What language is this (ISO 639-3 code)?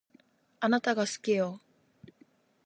jpn